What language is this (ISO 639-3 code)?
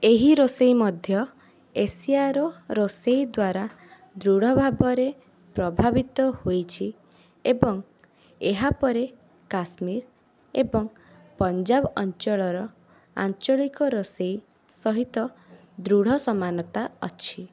ori